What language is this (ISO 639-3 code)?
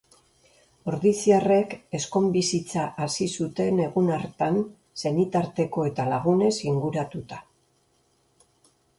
eus